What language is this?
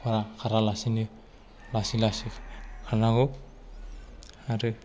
Bodo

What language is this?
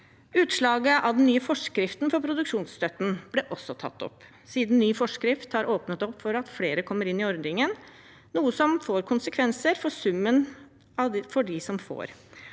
Norwegian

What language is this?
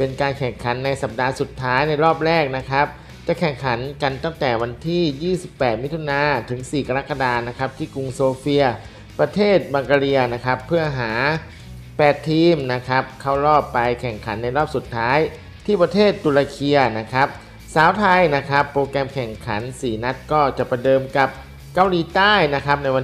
Thai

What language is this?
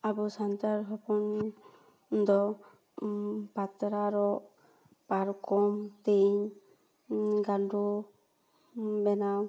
Santali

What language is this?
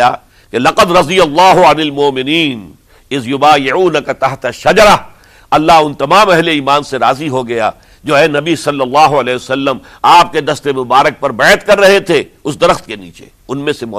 Urdu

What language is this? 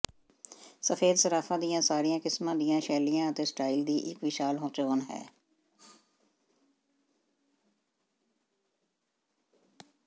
Punjabi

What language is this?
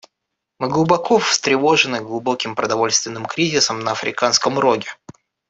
Russian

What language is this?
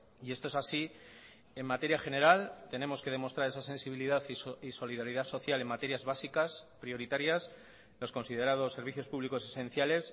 Spanish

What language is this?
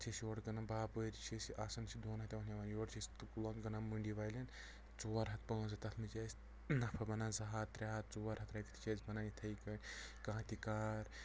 Kashmiri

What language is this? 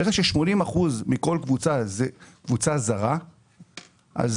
Hebrew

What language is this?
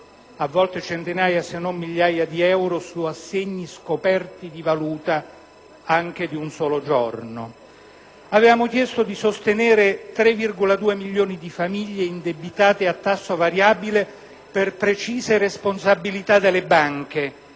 Italian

